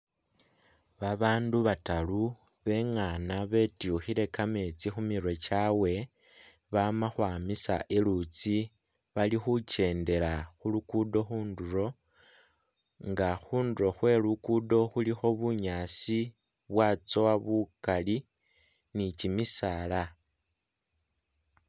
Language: Masaaba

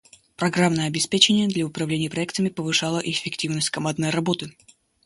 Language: Russian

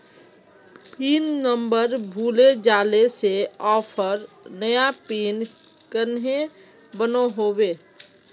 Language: Magahi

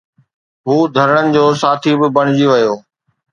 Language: Sindhi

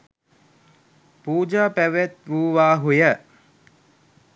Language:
Sinhala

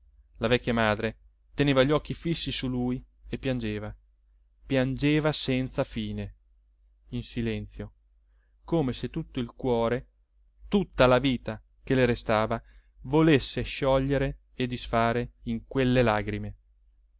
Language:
Italian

